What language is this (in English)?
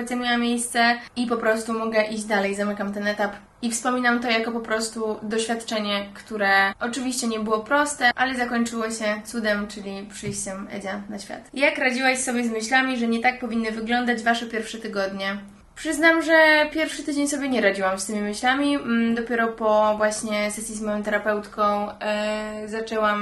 Polish